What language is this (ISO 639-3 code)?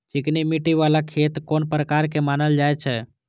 mai